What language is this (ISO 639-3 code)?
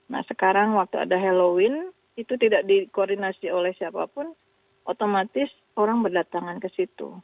ind